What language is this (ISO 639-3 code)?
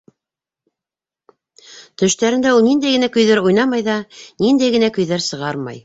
bak